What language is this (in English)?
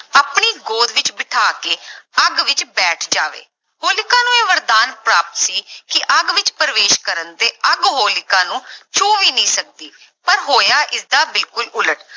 Punjabi